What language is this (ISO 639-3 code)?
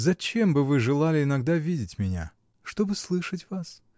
rus